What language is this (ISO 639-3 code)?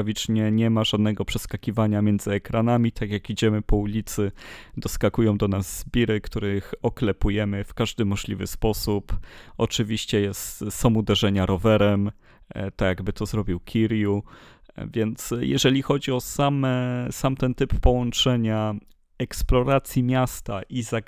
pol